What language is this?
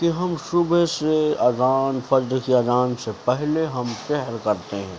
Urdu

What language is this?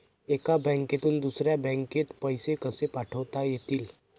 Marathi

